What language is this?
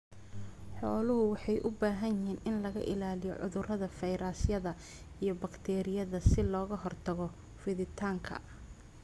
Somali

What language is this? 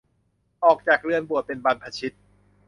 Thai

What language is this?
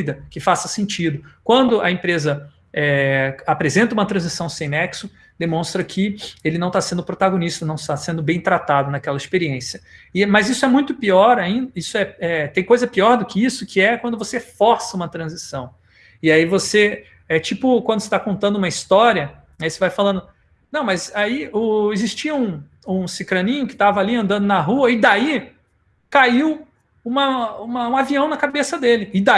Portuguese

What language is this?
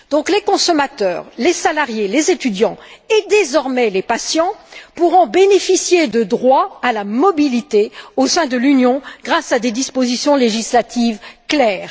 French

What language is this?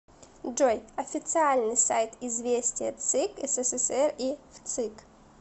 Russian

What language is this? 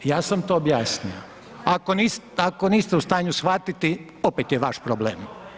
Croatian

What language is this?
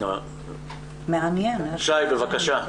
Hebrew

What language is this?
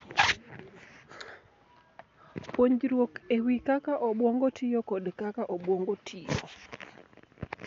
Luo (Kenya and Tanzania)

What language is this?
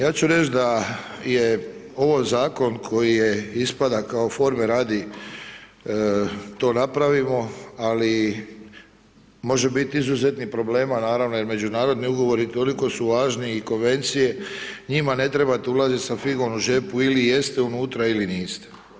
Croatian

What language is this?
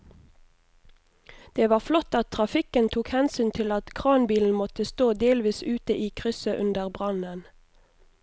Norwegian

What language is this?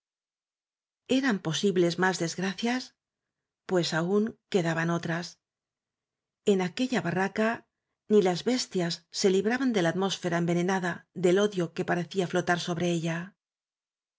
Spanish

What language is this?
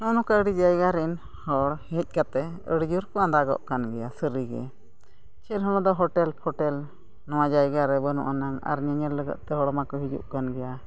Santali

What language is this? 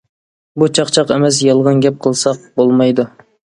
Uyghur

